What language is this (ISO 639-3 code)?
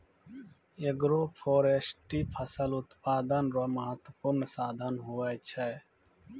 mai